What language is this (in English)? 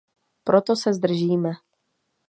Czech